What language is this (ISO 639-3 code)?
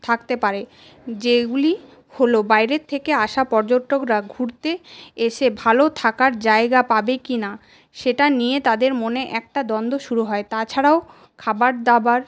ben